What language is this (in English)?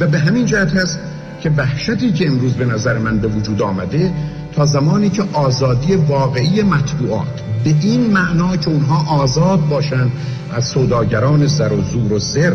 Persian